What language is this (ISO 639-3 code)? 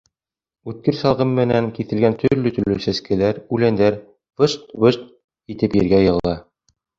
bak